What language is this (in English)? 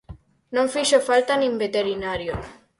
Galician